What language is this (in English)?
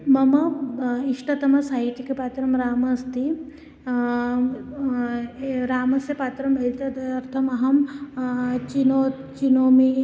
Sanskrit